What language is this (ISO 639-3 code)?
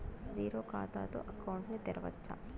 tel